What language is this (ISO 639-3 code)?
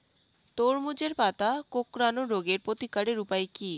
ben